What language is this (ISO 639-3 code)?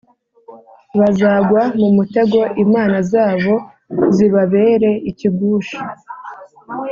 kin